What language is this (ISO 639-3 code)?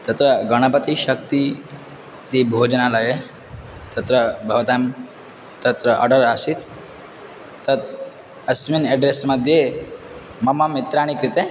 san